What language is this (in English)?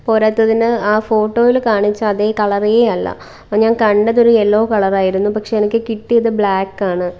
Malayalam